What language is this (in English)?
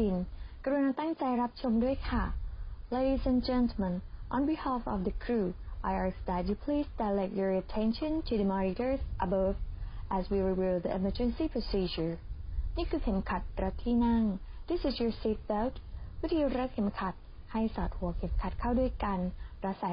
Thai